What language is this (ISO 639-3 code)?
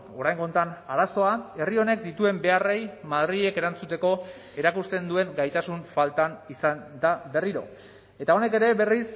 eus